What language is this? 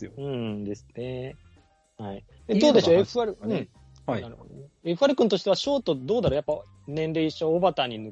Japanese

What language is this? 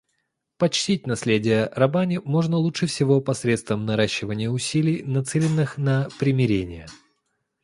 Russian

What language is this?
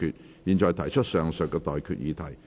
Cantonese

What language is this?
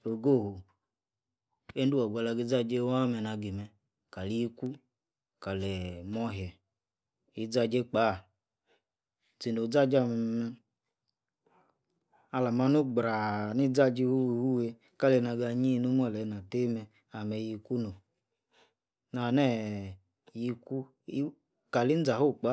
Yace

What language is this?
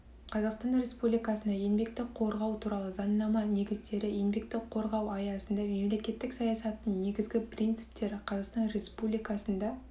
Kazakh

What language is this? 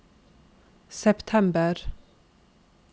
Norwegian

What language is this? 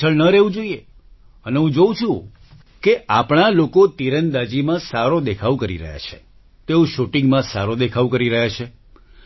Gujarati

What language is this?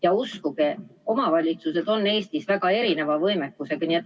Estonian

